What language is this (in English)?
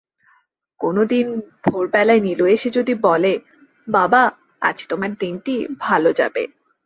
Bangla